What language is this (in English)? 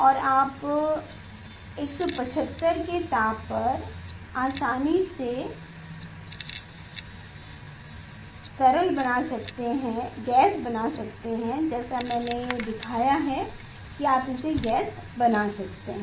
Hindi